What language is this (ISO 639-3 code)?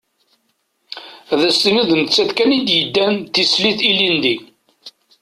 kab